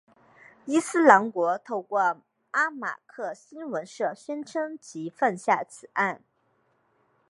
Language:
Chinese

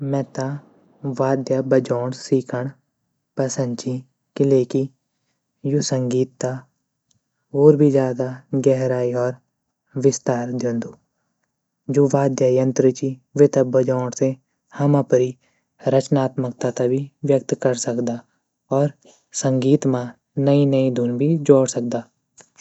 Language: Garhwali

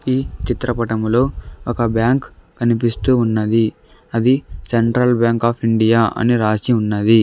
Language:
Telugu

